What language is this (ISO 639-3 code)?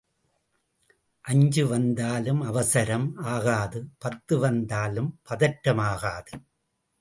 tam